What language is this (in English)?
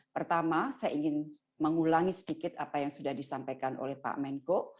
Indonesian